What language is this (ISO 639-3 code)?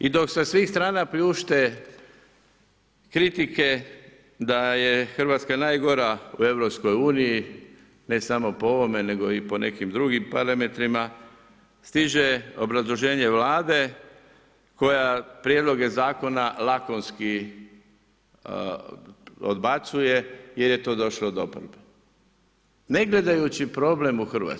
hrv